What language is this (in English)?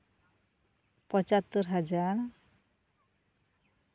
Santali